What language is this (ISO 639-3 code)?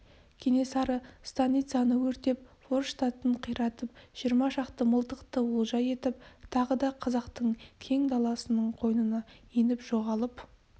kaz